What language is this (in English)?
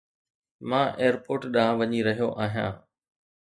Sindhi